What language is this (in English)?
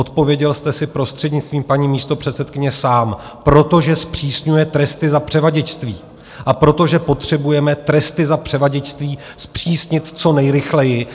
Czech